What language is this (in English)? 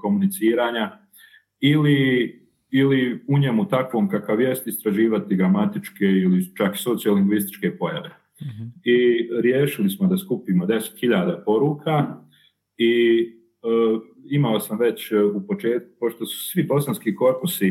Croatian